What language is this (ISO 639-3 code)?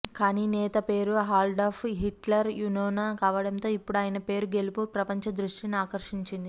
tel